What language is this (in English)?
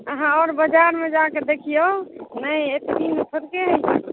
Maithili